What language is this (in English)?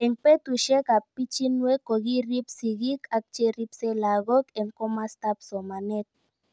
Kalenjin